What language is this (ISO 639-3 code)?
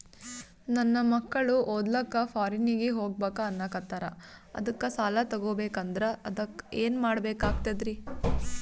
kan